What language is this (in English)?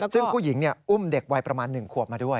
Thai